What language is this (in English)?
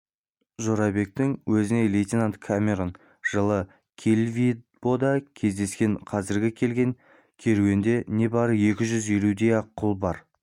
Kazakh